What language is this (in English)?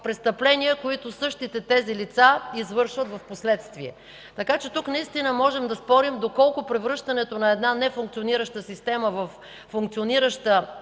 Bulgarian